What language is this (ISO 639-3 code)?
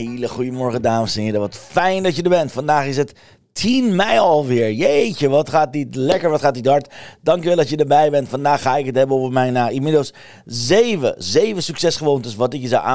nld